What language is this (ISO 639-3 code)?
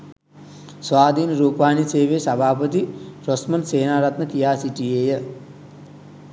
sin